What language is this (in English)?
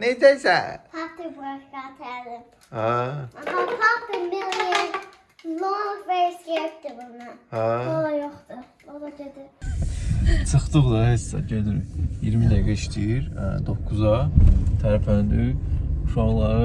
Turkish